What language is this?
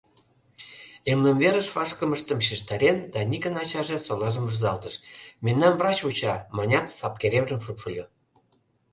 Mari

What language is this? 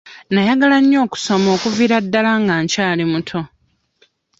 Ganda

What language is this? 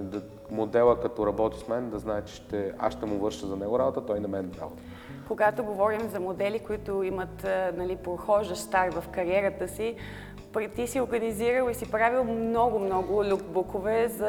Bulgarian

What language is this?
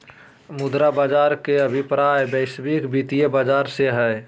Magahi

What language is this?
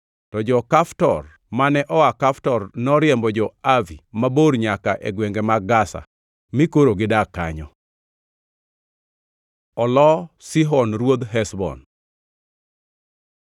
Luo (Kenya and Tanzania)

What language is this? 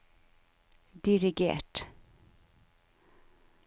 Norwegian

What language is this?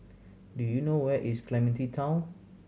English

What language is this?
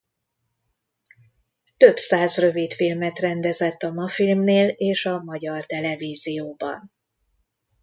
Hungarian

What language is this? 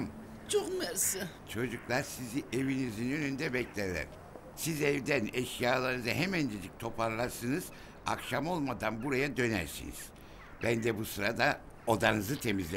Turkish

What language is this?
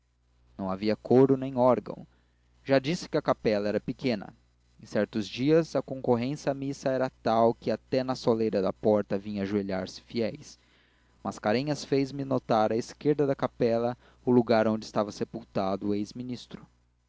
Portuguese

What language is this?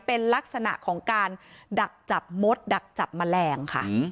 Thai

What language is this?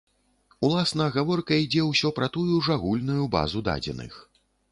Belarusian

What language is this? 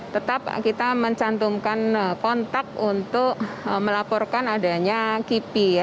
Indonesian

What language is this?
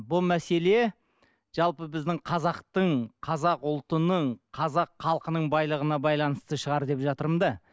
Kazakh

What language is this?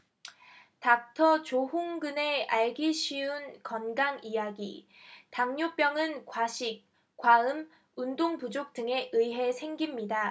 Korean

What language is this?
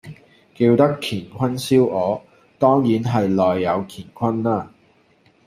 Cantonese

